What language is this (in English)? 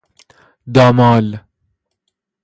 Persian